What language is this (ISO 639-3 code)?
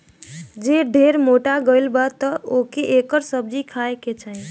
bho